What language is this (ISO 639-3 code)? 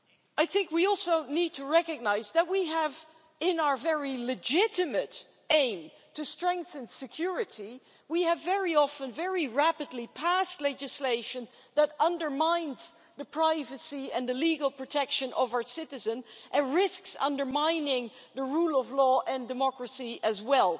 eng